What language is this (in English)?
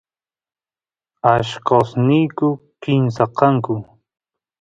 Santiago del Estero Quichua